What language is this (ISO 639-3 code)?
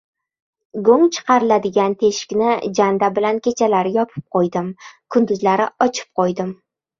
uzb